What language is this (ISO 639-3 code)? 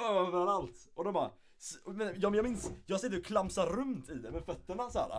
swe